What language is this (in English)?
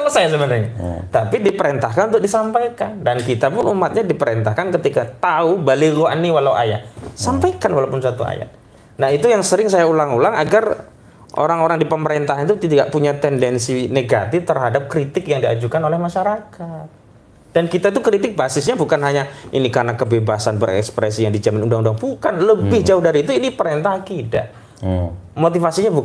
Indonesian